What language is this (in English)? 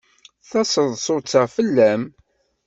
Kabyle